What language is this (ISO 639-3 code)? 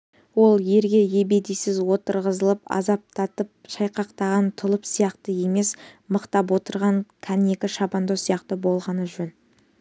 kaz